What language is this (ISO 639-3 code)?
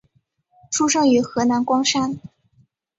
zho